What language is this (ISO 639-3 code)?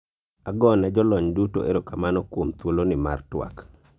luo